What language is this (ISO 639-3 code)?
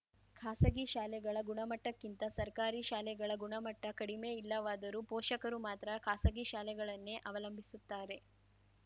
kan